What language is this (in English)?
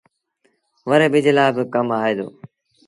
Sindhi Bhil